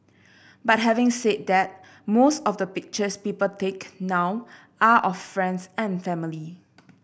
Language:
English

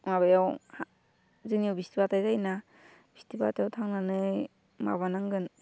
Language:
Bodo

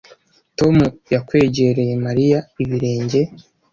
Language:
Kinyarwanda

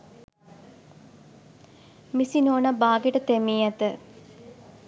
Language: Sinhala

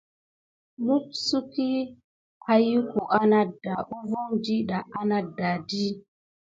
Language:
Gidar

